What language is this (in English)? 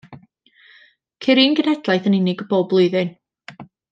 Welsh